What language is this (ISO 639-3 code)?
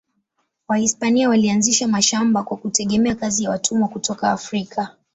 swa